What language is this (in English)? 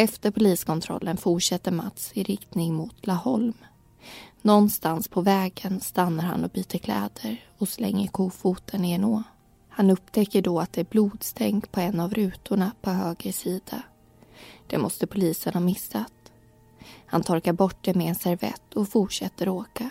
Swedish